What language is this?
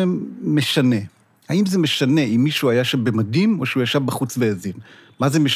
Hebrew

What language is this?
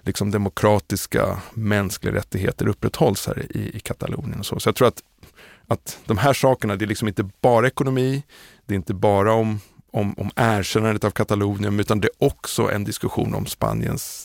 Swedish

